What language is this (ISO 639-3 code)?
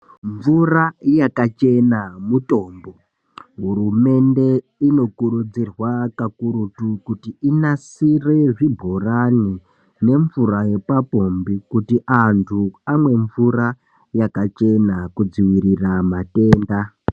ndc